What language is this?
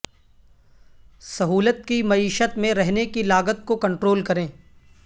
Urdu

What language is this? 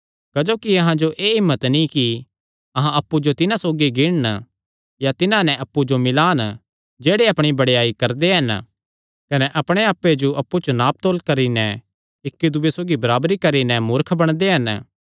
Kangri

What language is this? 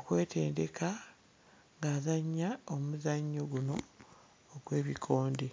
Ganda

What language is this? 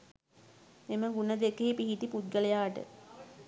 Sinhala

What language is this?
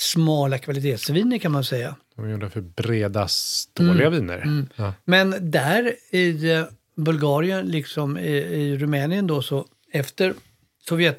Swedish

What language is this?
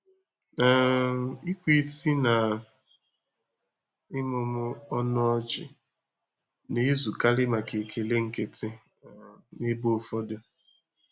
Igbo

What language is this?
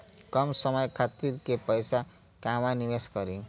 Bhojpuri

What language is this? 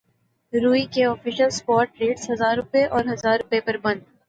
Urdu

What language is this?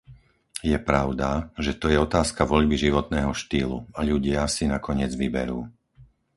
Slovak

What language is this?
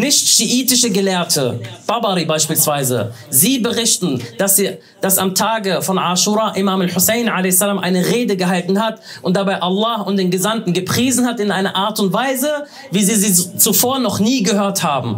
German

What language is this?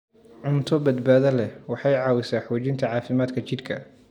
Somali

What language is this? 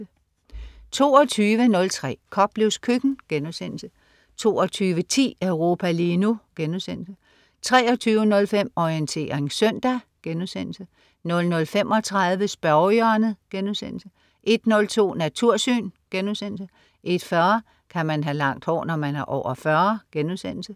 Danish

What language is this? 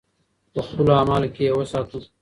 Pashto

